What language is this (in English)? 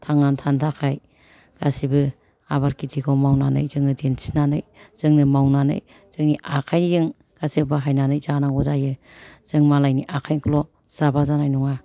Bodo